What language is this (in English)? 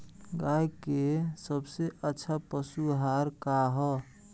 Bhojpuri